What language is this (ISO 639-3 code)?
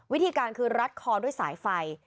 tha